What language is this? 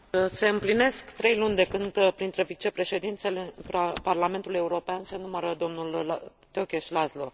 Romanian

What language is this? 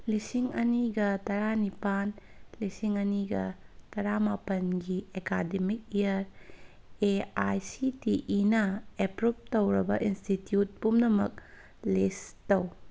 Manipuri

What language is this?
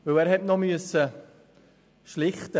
Swiss German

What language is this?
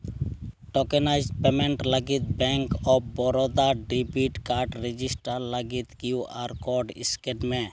Santali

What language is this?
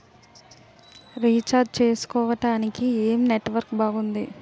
Telugu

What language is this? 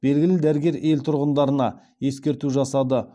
Kazakh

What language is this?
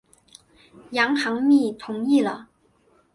Chinese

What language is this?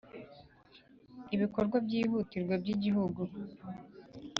Kinyarwanda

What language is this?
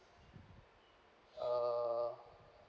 English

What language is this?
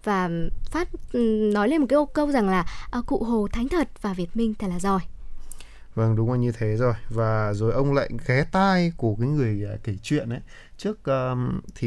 Vietnamese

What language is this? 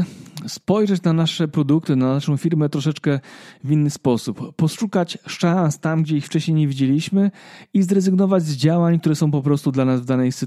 Polish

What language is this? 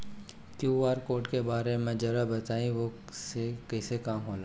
Bhojpuri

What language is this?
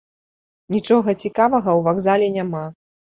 Belarusian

